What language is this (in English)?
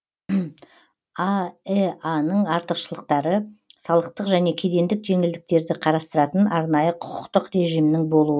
Kazakh